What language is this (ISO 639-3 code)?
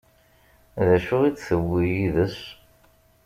kab